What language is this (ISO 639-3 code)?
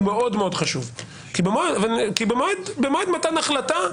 heb